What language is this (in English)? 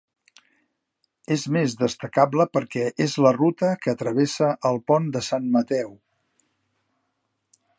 Catalan